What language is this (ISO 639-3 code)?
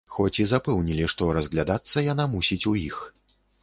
bel